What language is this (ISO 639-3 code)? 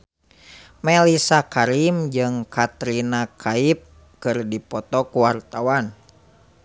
sun